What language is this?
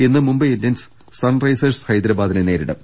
Malayalam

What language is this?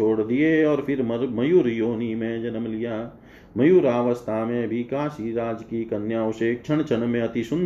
Hindi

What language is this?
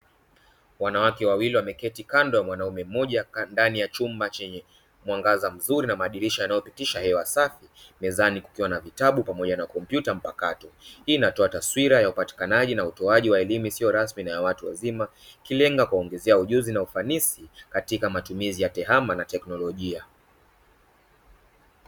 Swahili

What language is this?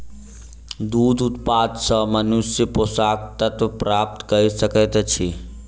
Maithili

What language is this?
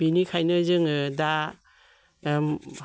Bodo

